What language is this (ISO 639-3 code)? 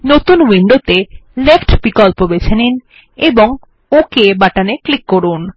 ben